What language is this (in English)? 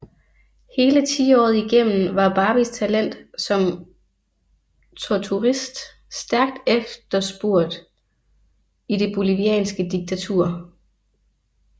Danish